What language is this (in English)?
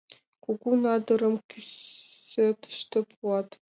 Mari